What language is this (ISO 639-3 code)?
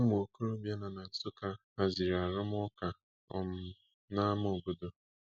ibo